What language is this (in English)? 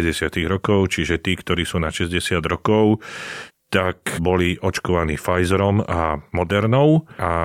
Slovak